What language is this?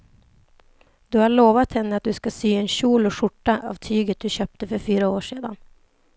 Swedish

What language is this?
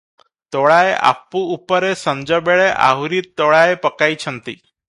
Odia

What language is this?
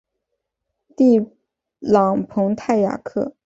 Chinese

